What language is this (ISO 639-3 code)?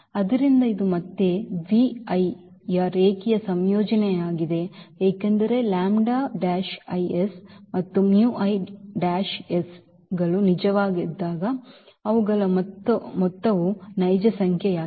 kan